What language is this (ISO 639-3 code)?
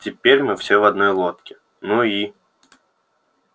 rus